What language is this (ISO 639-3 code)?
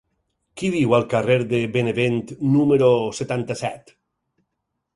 cat